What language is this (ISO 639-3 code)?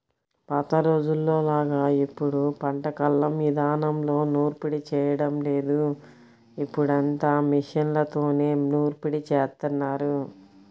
tel